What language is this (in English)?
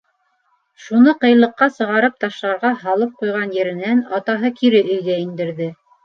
Bashkir